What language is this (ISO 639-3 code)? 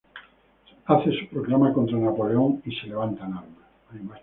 spa